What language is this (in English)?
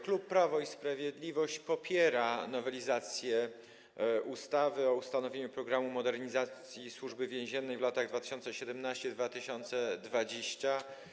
Polish